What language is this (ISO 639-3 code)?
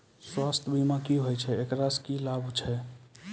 mai